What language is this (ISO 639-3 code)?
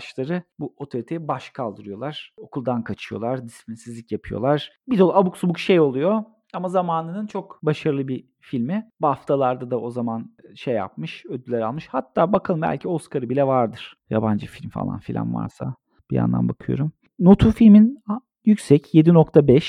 tur